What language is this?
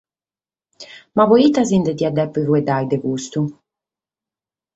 Sardinian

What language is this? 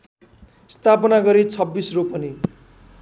Nepali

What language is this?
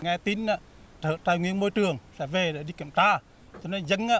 Vietnamese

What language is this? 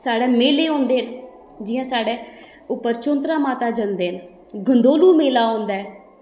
Dogri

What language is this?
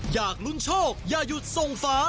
Thai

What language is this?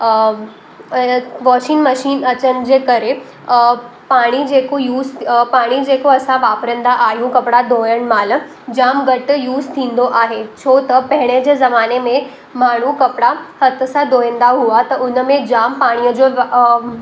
Sindhi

